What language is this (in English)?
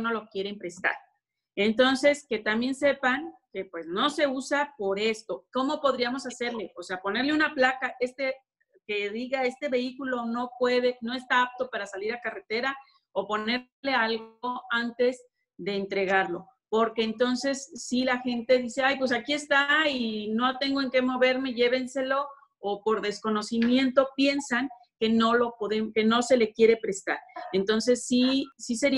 Spanish